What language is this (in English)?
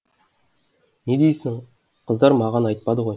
Kazakh